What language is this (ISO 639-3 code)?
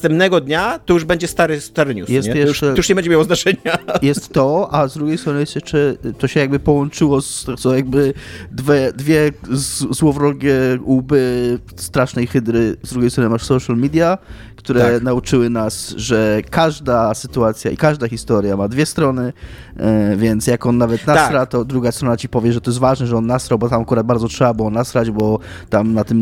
pol